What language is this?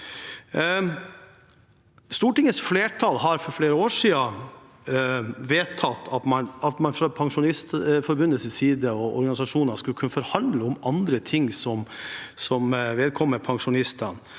Norwegian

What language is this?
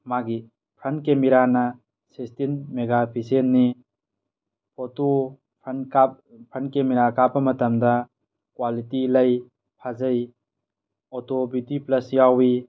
Manipuri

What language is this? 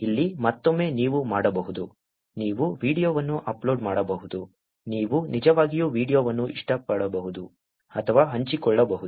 Kannada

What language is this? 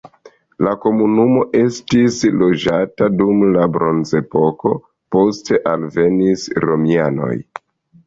Esperanto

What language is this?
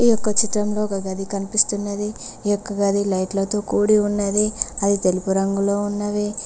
Telugu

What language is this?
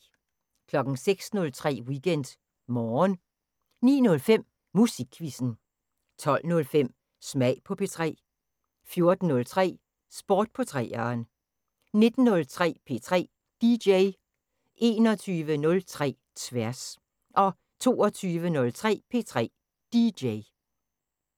Danish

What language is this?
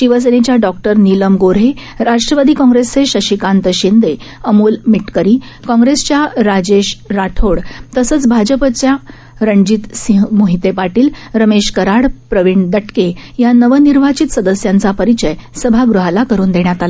Marathi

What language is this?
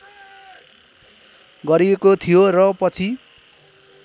Nepali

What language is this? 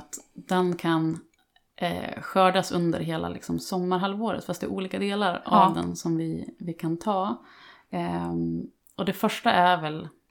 Swedish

